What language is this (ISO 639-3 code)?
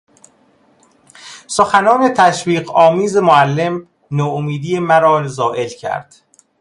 fas